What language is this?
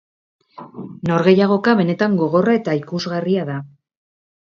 Basque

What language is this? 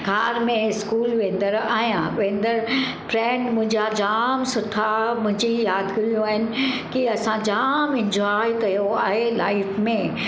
Sindhi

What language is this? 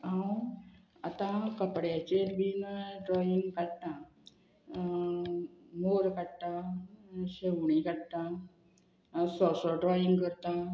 Konkani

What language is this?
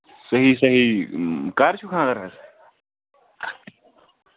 Kashmiri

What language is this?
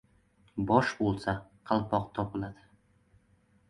Uzbek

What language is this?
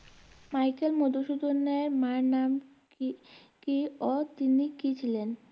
Bangla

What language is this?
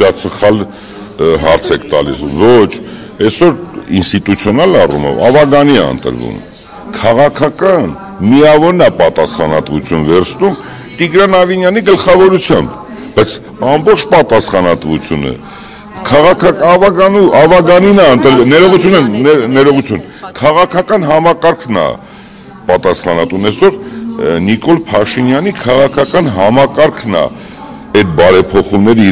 Romanian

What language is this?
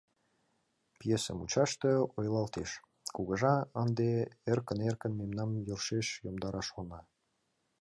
Mari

